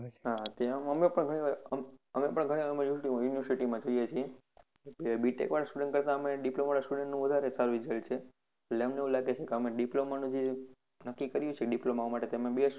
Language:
Gujarati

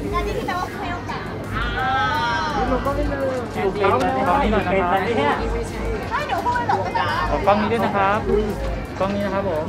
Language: Thai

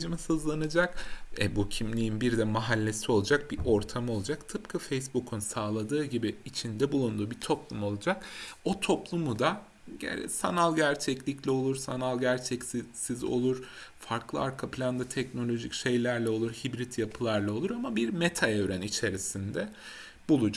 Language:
Turkish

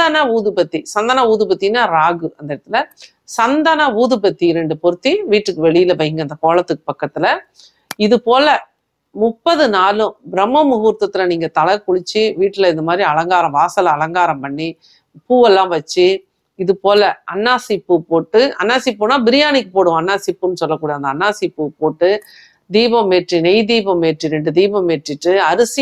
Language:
Arabic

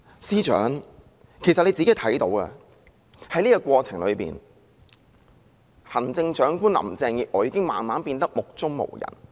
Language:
Cantonese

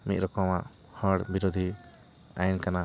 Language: Santali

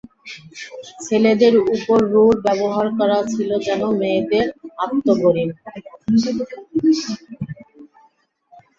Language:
Bangla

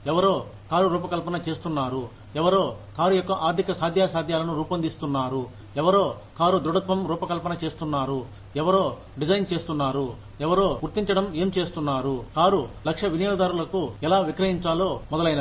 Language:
Telugu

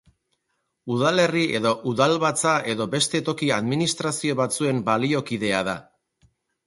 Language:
Basque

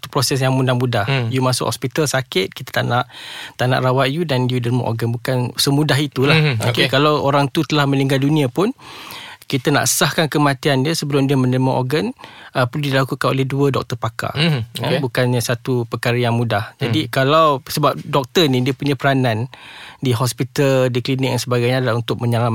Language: Malay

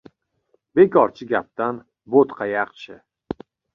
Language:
Uzbek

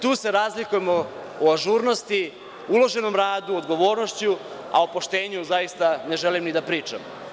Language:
Serbian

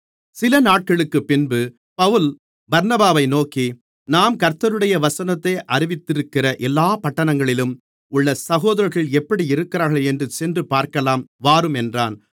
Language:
Tamil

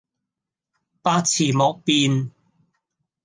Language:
Cantonese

